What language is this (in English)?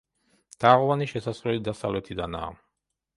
Georgian